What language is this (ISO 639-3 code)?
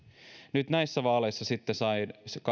fin